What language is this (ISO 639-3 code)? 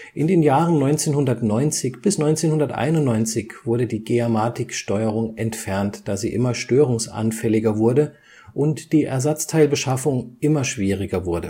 deu